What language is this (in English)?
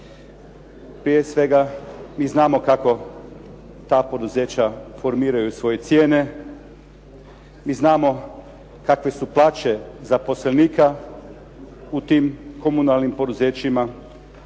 Croatian